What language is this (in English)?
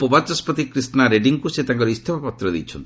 Odia